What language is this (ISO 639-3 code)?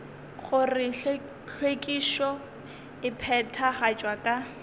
nso